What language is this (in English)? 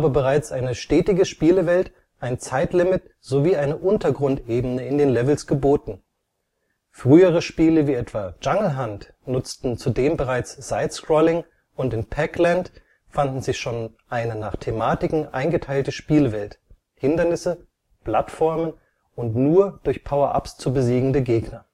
German